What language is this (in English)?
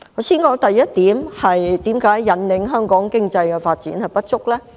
Cantonese